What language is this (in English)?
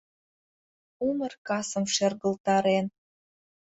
Mari